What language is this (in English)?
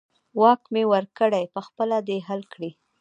Pashto